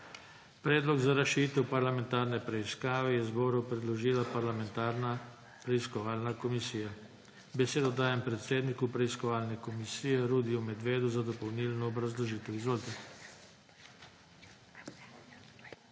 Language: Slovenian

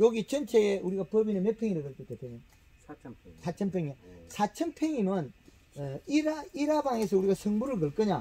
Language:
Korean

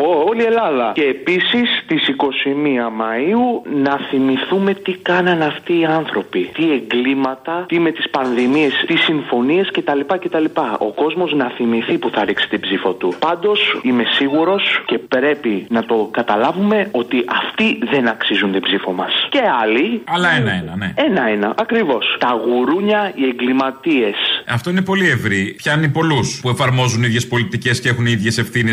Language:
Greek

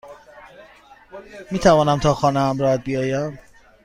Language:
Persian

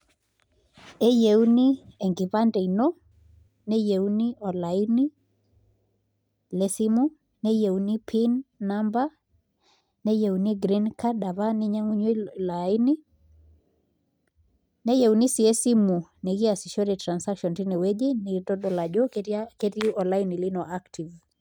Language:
Masai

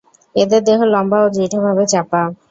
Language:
Bangla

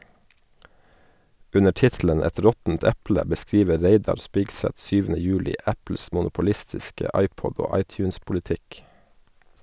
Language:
Norwegian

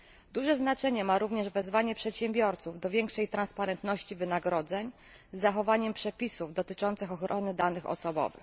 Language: Polish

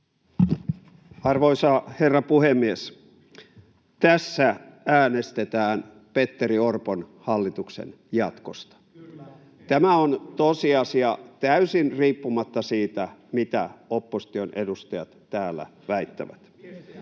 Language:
Finnish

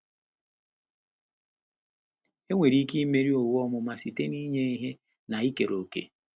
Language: Igbo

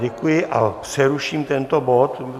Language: Czech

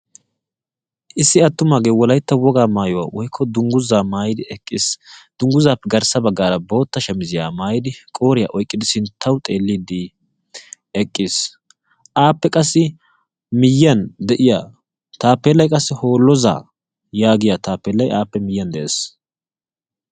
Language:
Wolaytta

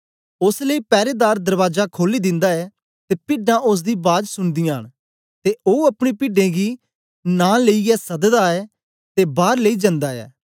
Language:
Dogri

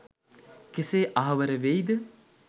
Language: Sinhala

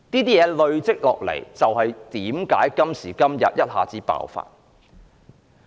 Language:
Cantonese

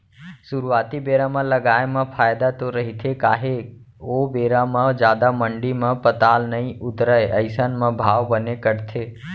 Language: Chhattisgarhi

